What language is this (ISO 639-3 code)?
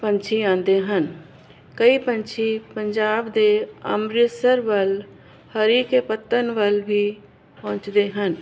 pan